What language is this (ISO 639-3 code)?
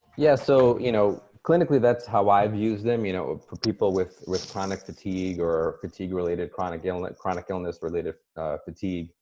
eng